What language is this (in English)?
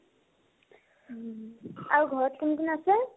Assamese